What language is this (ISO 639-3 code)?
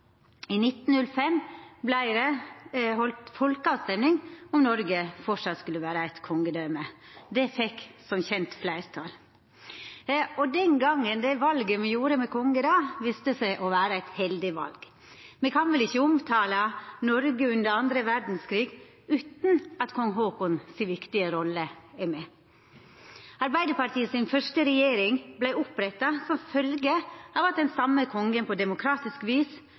nno